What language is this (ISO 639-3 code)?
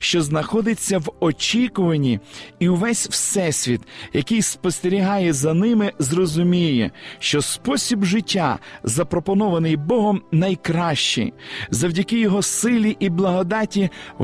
ukr